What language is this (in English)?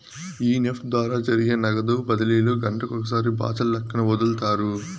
Telugu